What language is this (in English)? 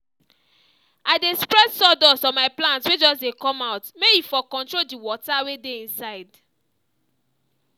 Nigerian Pidgin